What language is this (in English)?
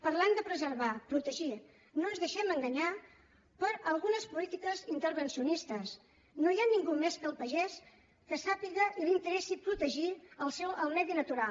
Catalan